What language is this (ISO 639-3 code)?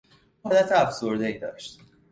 fas